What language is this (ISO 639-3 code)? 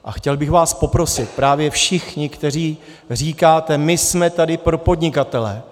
ces